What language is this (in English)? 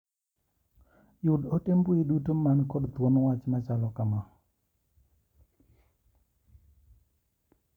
Luo (Kenya and Tanzania)